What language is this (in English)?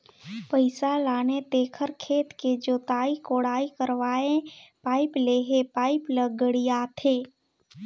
Chhattisgarhi